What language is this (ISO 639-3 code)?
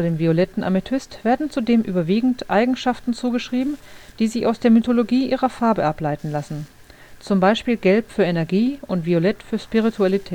deu